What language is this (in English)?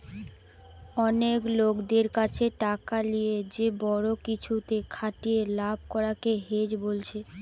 Bangla